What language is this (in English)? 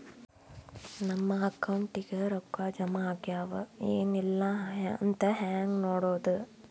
Kannada